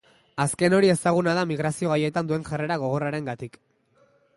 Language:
Basque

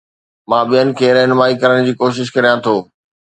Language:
Sindhi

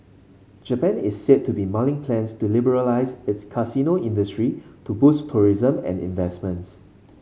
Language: English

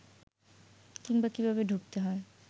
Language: Bangla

